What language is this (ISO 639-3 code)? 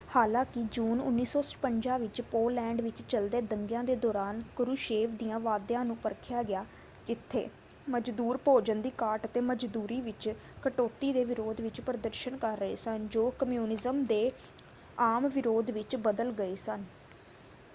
pan